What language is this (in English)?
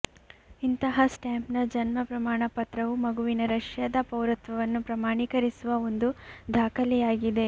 Kannada